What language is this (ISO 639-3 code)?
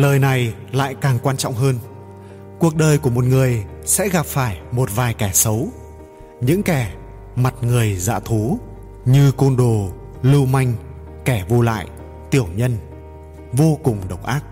vie